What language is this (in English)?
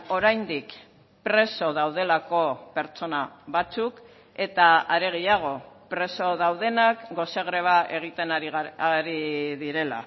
Basque